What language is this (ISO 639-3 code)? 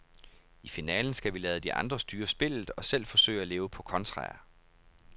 dan